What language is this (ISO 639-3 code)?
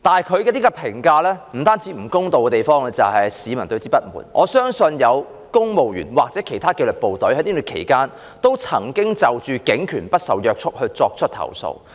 yue